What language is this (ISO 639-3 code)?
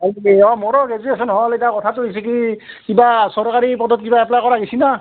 asm